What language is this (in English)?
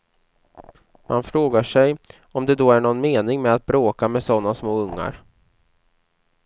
Swedish